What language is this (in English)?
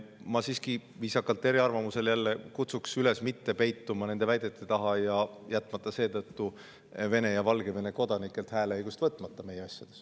Estonian